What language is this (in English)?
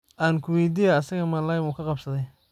Somali